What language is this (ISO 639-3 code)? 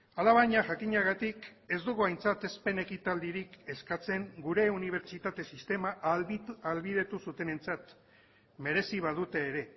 eus